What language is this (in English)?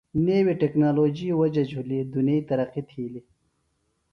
Phalura